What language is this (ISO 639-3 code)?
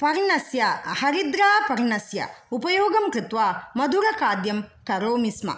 san